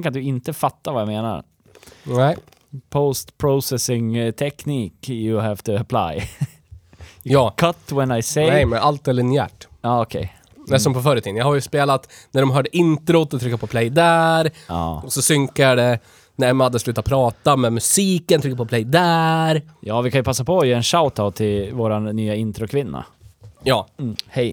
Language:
Swedish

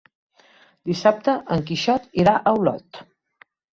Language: Catalan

